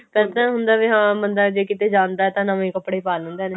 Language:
Punjabi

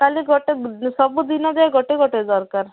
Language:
Odia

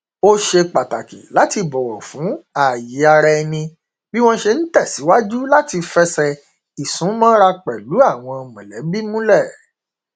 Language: Yoruba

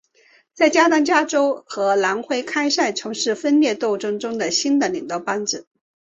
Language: Chinese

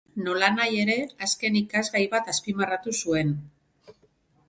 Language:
Basque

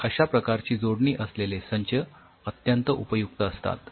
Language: Marathi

